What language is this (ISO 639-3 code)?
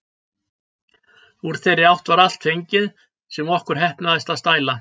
isl